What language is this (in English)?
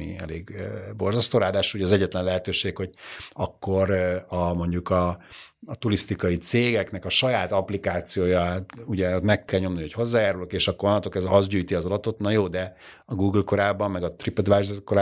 Hungarian